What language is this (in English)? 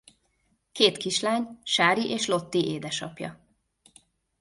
Hungarian